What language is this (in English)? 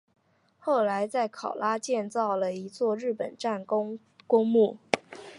Chinese